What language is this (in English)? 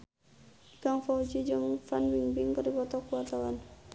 Sundanese